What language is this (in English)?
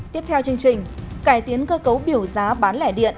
Vietnamese